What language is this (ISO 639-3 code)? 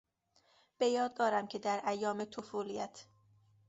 fas